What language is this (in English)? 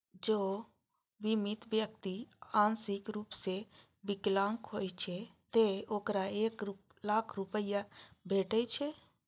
Maithili